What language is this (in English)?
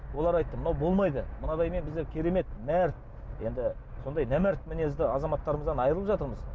Kazakh